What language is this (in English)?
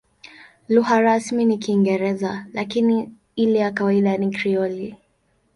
Swahili